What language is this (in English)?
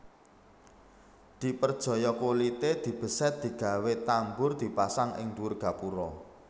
Javanese